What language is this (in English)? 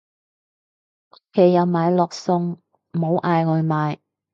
Cantonese